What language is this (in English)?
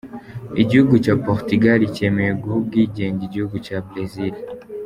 Kinyarwanda